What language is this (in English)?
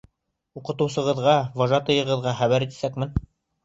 Bashkir